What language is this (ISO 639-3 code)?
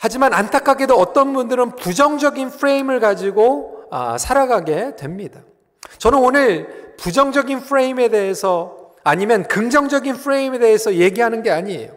kor